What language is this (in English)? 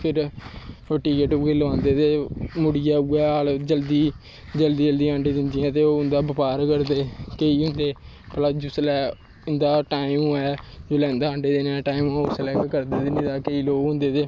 Dogri